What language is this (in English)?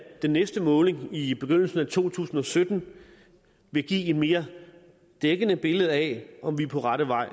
Danish